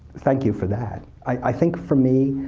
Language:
English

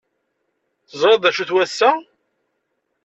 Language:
Kabyle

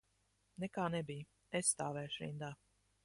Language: Latvian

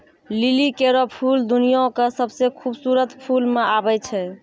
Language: Maithili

